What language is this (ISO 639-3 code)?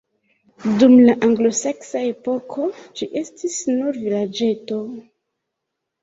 epo